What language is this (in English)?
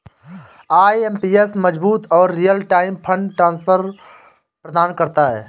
Hindi